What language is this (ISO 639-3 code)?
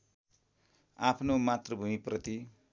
nep